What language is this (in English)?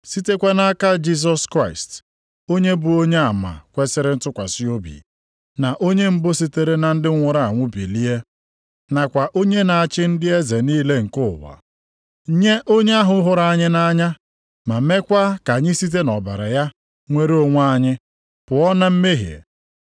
Igbo